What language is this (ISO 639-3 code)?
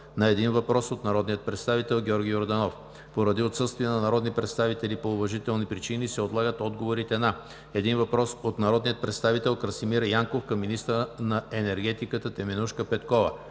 bul